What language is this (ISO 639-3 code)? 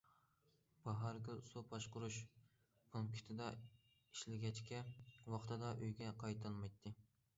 uig